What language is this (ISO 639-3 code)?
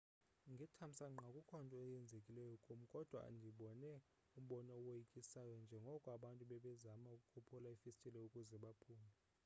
xho